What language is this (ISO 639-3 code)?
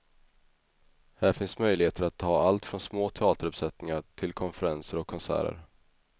swe